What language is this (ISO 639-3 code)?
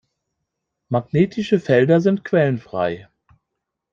deu